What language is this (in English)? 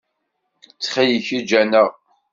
Kabyle